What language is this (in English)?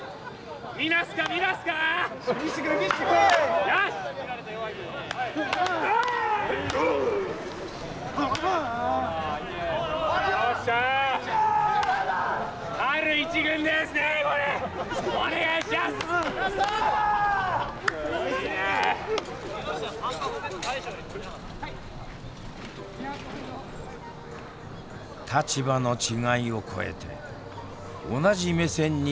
Japanese